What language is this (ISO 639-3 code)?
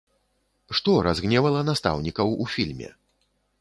bel